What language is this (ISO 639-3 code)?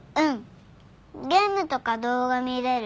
jpn